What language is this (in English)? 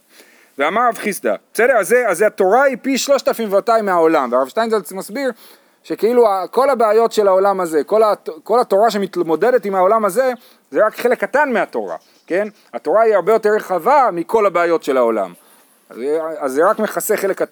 Hebrew